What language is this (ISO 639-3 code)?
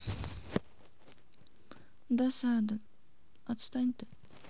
rus